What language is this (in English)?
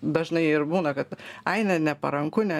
Lithuanian